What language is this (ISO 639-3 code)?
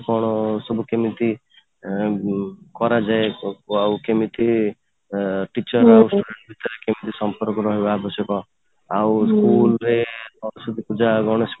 ori